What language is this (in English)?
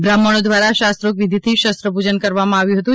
Gujarati